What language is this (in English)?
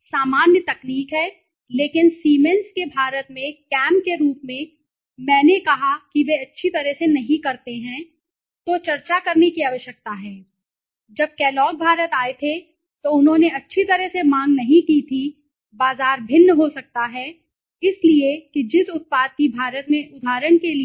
Hindi